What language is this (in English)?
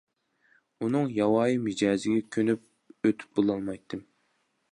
Uyghur